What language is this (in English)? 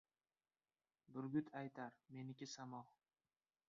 Uzbek